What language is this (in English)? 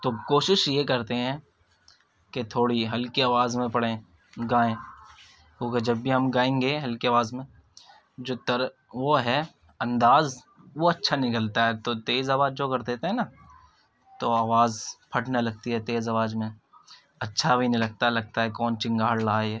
Urdu